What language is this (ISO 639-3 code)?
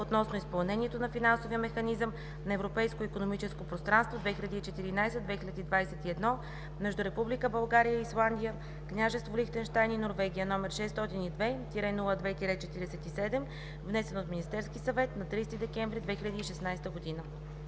bul